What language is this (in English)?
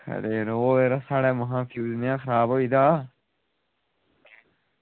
Dogri